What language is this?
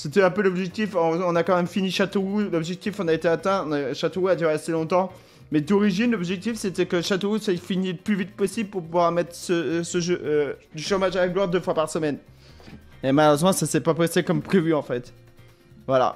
French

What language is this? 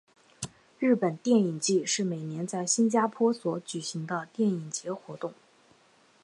Chinese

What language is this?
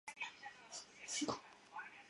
Chinese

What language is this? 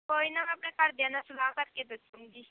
Punjabi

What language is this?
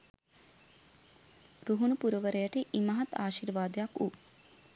Sinhala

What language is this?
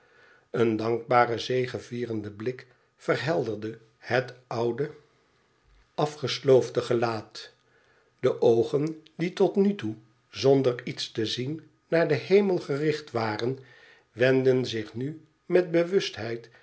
Dutch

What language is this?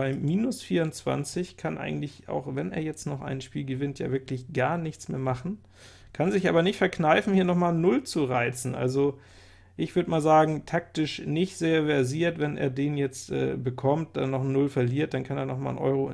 German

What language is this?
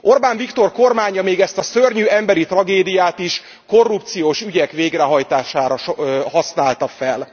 Hungarian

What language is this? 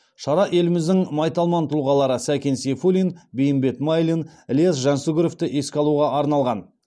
Kazakh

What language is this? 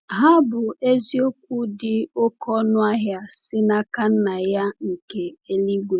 Igbo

